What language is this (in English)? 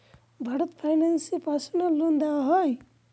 Bangla